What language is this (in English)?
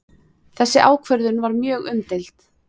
Icelandic